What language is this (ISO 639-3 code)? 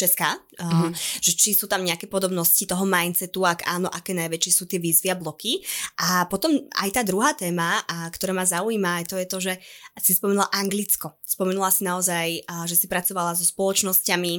slk